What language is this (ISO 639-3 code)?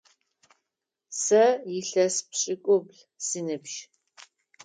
ady